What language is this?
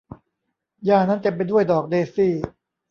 Thai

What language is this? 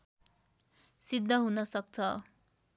Nepali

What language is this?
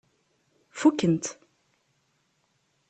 Kabyle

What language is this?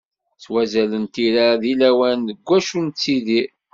Kabyle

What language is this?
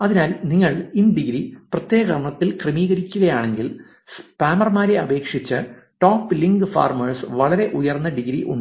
Malayalam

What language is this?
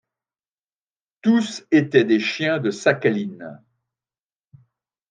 French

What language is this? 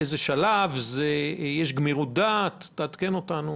Hebrew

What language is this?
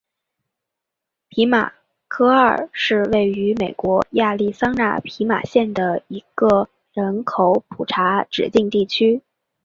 Chinese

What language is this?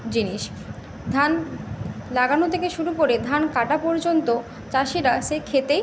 Bangla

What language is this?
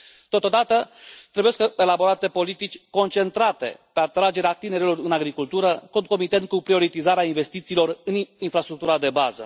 Romanian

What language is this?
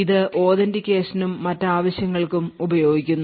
Malayalam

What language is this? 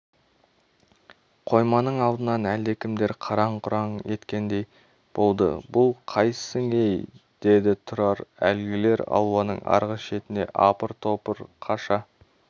Kazakh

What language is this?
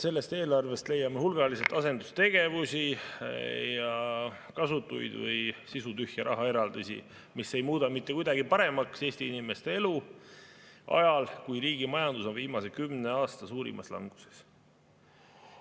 Estonian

